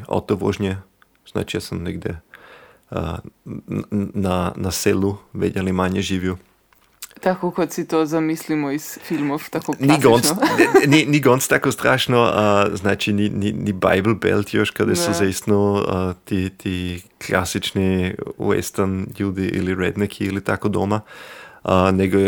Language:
Croatian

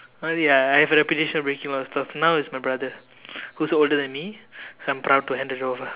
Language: English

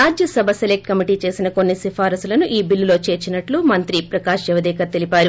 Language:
Telugu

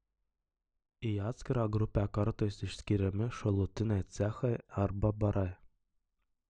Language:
Lithuanian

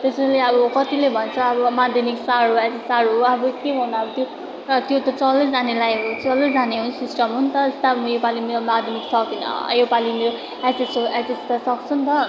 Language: Nepali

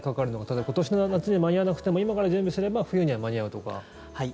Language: Japanese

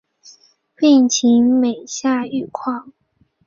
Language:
Chinese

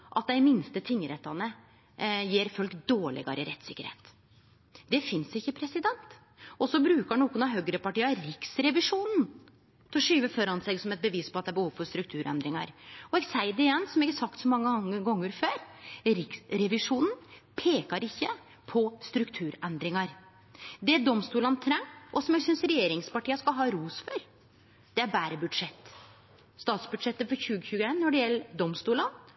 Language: Norwegian Nynorsk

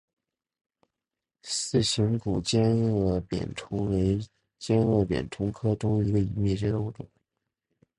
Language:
Chinese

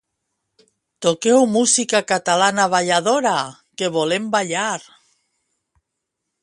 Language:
Catalan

